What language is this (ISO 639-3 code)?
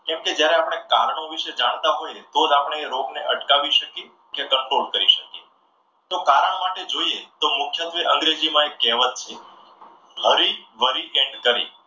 guj